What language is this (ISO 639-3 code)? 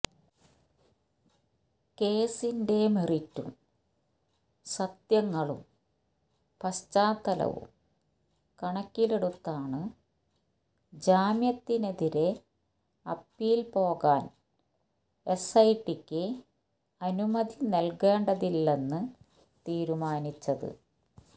mal